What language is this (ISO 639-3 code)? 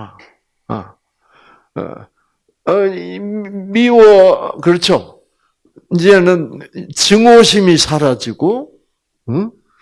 kor